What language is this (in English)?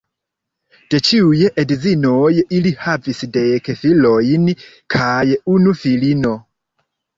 Esperanto